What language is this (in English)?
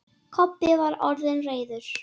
Icelandic